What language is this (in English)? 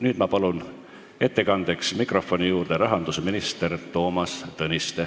Estonian